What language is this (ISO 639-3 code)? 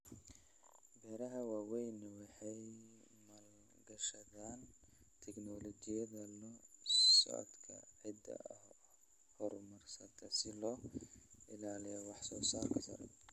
som